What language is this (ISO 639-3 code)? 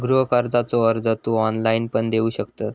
mar